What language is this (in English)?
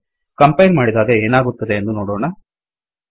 Kannada